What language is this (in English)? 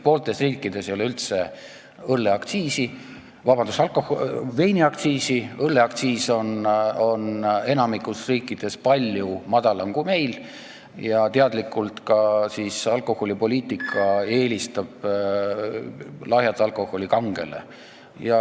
Estonian